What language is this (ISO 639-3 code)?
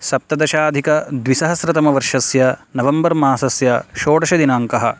san